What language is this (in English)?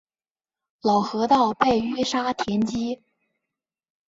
Chinese